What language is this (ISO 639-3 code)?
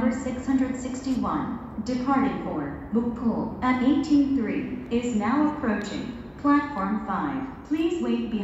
kor